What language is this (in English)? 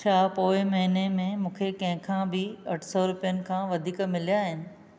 Sindhi